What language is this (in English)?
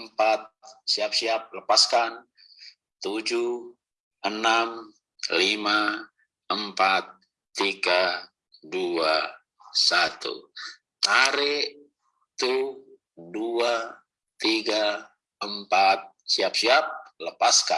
Indonesian